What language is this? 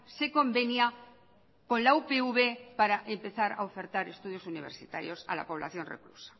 Spanish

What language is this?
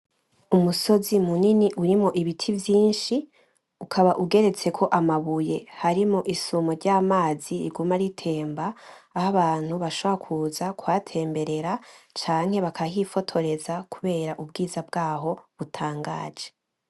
Rundi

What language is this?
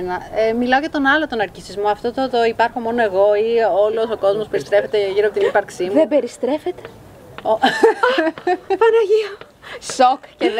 Greek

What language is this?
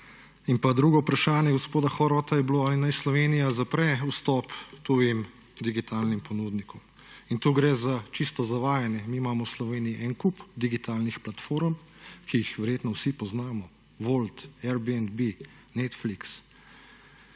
Slovenian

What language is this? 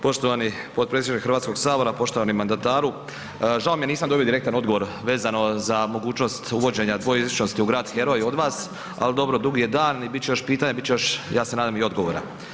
Croatian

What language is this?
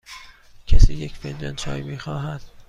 Persian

